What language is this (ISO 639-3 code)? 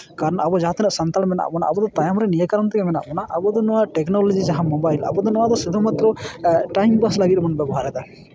sat